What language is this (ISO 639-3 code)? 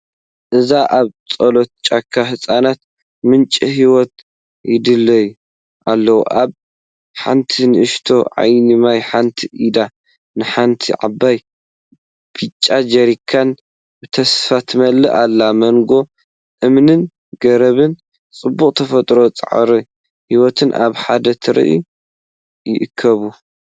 tir